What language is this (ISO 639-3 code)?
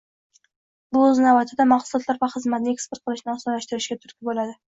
uzb